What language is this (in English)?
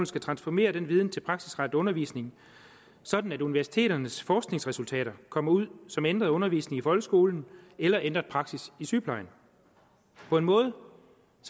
Danish